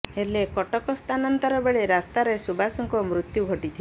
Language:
Odia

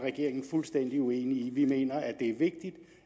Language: Danish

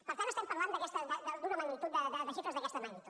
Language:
Catalan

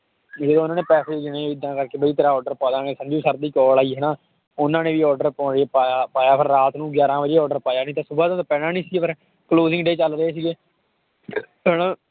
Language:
Punjabi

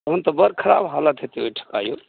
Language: Maithili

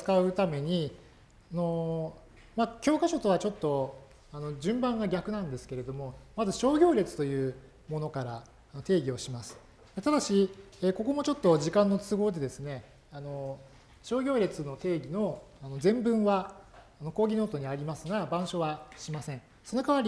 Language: Japanese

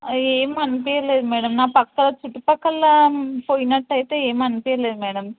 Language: Telugu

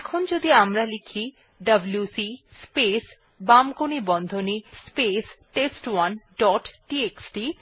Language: Bangla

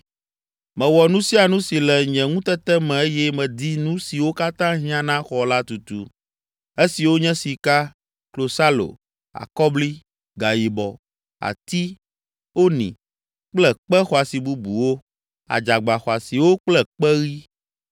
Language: Ewe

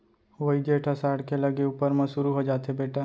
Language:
Chhattisgarhi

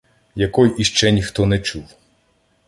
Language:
Ukrainian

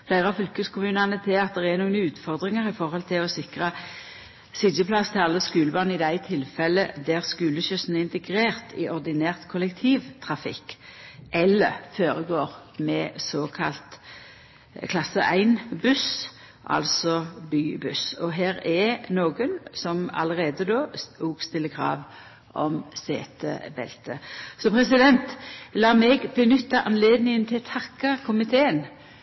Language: Norwegian Nynorsk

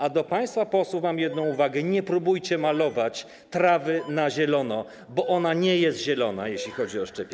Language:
Polish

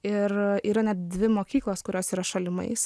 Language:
Lithuanian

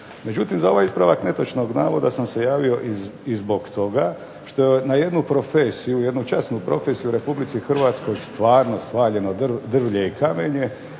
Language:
Croatian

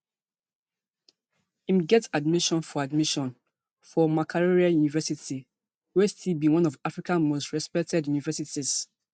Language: Nigerian Pidgin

